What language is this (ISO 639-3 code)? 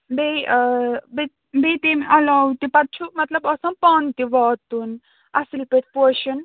kas